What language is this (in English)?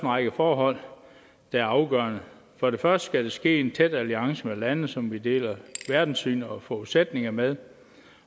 Danish